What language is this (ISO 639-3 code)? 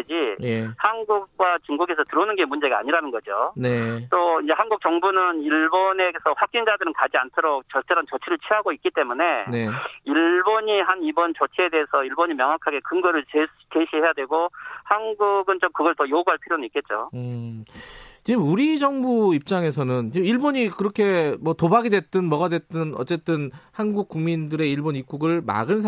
kor